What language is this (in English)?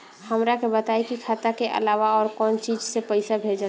Bhojpuri